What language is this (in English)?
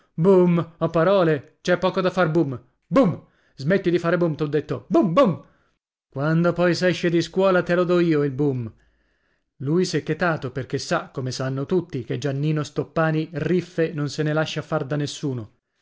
Italian